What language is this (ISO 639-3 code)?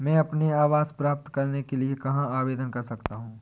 hin